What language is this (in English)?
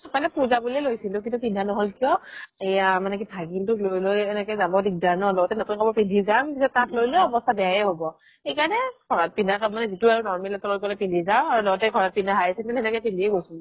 Assamese